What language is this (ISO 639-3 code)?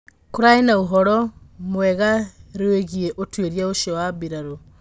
kik